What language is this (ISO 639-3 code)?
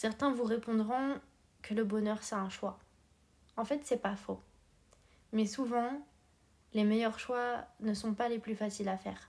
fra